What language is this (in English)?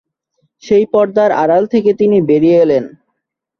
Bangla